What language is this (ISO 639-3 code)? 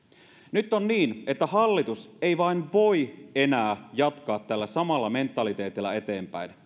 fin